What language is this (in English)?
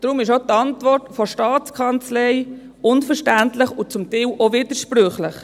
Swiss German